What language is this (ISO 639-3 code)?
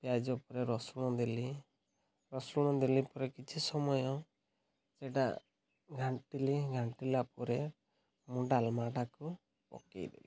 ori